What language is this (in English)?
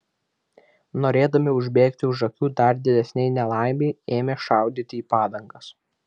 Lithuanian